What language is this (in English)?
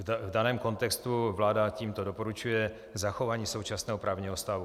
Czech